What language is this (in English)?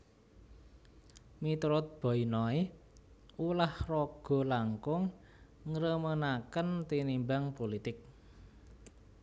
Javanese